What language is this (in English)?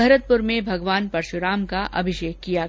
Hindi